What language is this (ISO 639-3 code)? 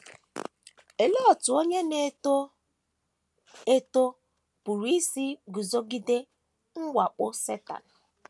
ibo